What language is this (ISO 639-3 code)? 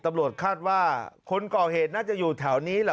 tha